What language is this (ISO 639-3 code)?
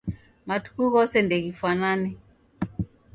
dav